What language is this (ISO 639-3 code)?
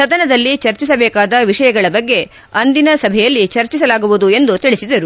kan